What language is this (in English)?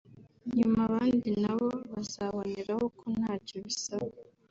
Kinyarwanda